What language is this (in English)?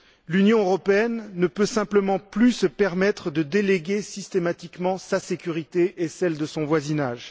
French